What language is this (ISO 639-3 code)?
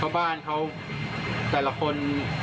tha